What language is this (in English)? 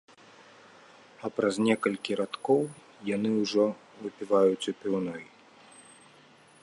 Belarusian